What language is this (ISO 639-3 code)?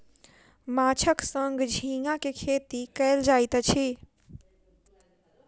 mai